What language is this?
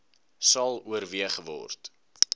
Afrikaans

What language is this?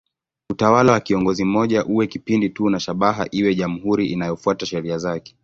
Swahili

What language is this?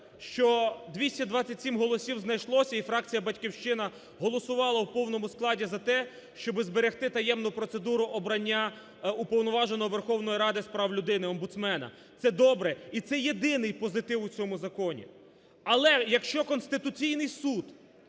Ukrainian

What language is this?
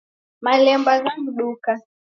Taita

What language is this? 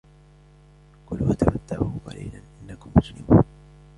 Arabic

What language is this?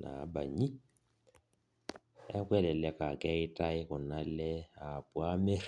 Masai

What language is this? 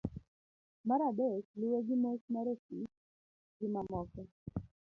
Luo (Kenya and Tanzania)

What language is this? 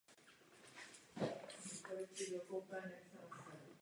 Czech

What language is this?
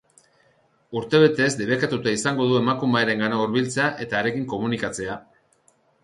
Basque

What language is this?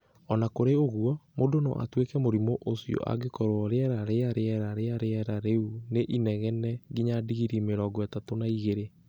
Kikuyu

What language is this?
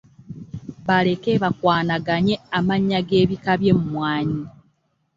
Ganda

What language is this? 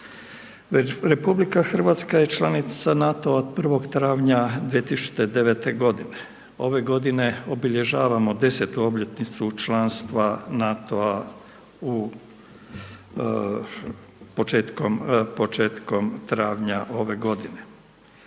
Croatian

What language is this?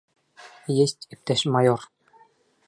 Bashkir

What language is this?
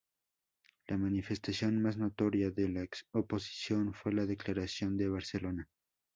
Spanish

